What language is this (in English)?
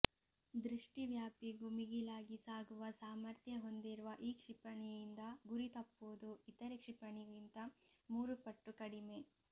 Kannada